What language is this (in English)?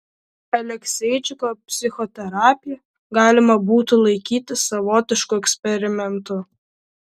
Lithuanian